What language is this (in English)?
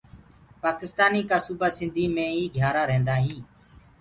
Gurgula